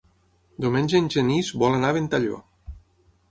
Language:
Catalan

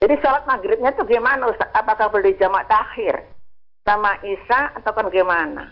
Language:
Indonesian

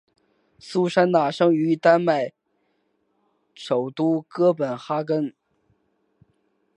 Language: Chinese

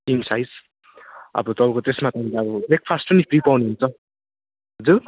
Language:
Nepali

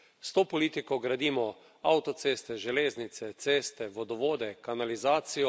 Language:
Slovenian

